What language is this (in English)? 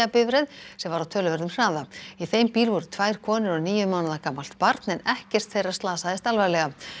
Icelandic